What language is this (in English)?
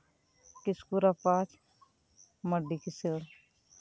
Santali